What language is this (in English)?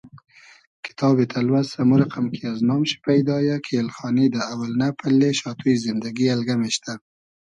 Hazaragi